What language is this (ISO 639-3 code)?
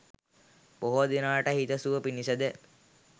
sin